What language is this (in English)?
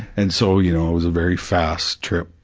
English